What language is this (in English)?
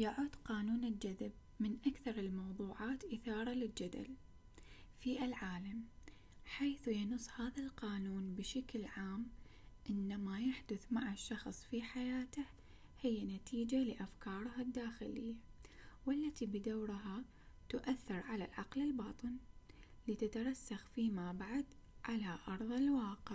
Arabic